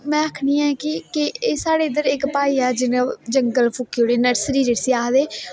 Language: Dogri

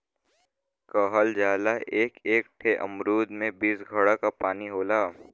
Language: Bhojpuri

